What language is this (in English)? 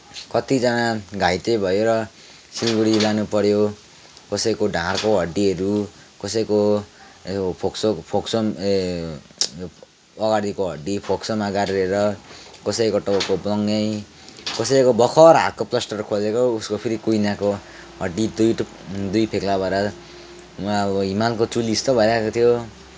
Nepali